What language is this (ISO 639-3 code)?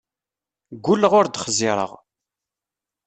kab